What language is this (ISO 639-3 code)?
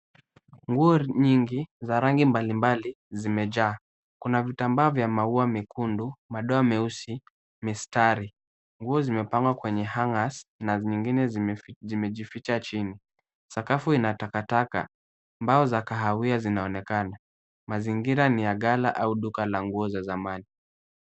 swa